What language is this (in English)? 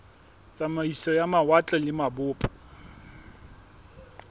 Southern Sotho